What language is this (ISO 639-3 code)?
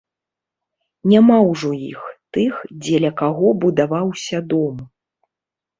bel